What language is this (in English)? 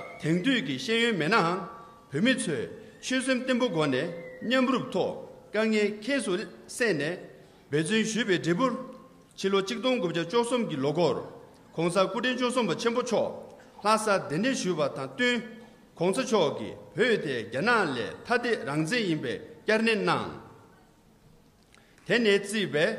Korean